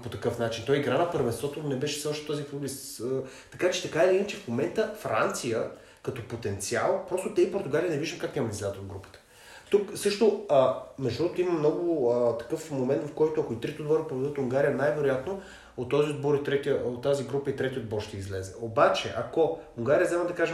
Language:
Bulgarian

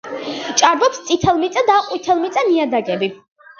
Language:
Georgian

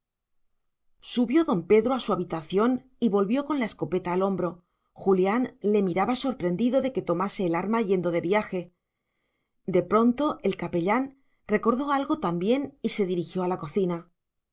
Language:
Spanish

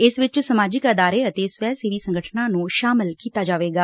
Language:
Punjabi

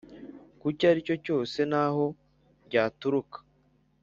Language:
Kinyarwanda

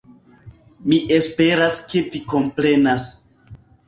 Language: Esperanto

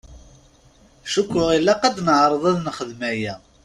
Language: Kabyle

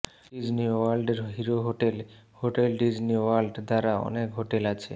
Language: Bangla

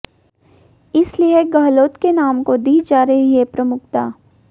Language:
Hindi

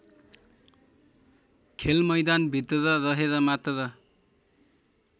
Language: Nepali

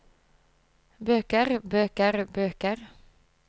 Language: Norwegian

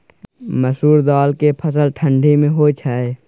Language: Maithili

